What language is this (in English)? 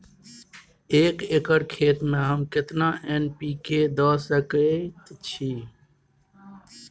Maithili